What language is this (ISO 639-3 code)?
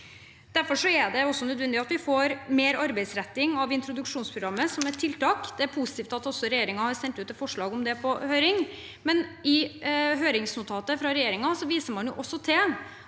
nor